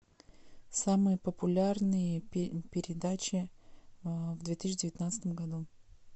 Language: Russian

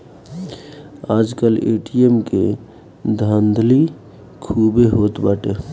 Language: Bhojpuri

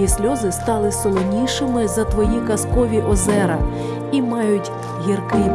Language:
Ukrainian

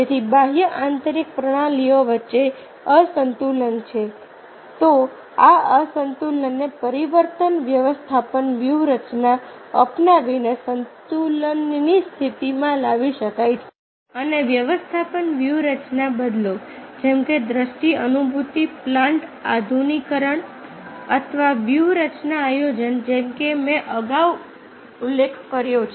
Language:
Gujarati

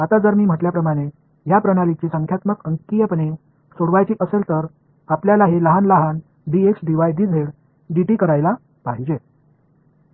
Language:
Marathi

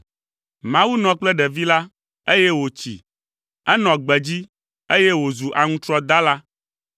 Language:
Ewe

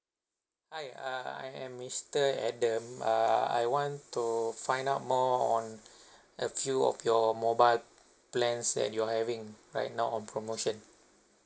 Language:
English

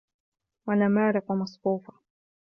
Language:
Arabic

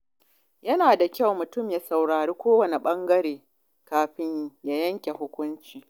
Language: Hausa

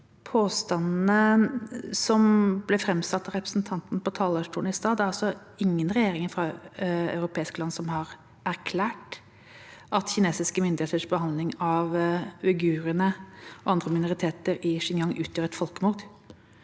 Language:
Norwegian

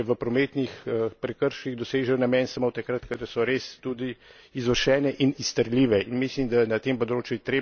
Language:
Slovenian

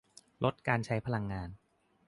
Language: Thai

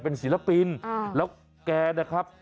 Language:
Thai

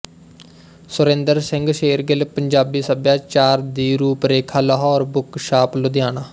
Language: Punjabi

